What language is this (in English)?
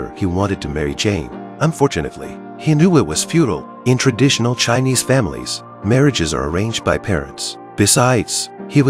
English